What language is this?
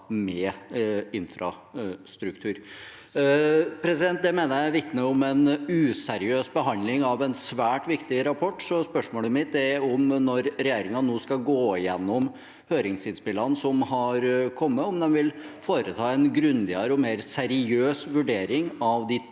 Norwegian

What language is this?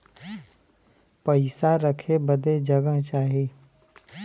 Bhojpuri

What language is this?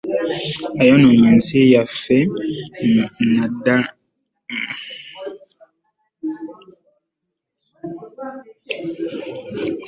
Ganda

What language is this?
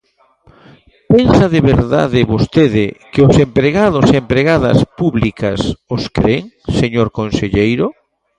Galician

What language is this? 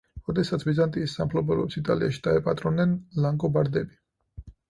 Georgian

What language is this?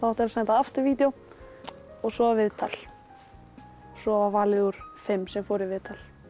Icelandic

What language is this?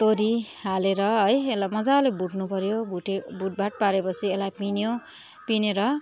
Nepali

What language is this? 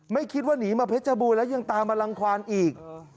Thai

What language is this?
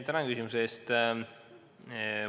Estonian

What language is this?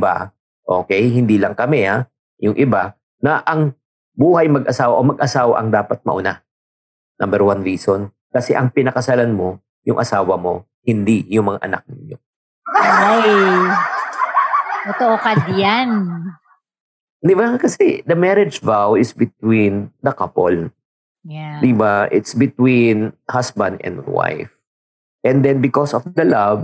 Filipino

